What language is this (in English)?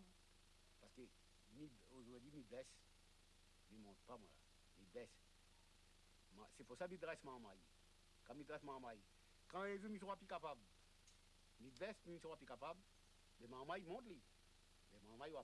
French